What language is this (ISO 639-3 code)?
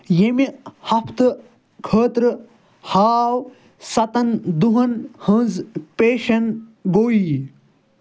kas